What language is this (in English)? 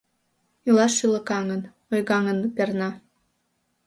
Mari